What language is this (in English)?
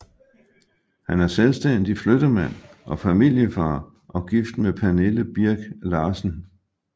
Danish